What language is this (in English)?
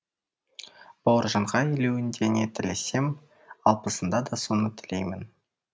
Kazakh